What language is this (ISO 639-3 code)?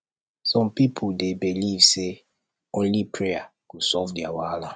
pcm